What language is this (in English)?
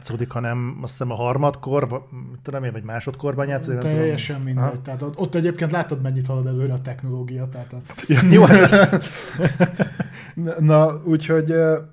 Hungarian